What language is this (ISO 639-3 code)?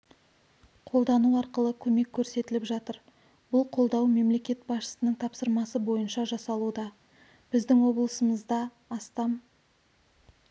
kaz